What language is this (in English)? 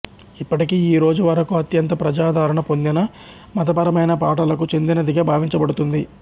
Telugu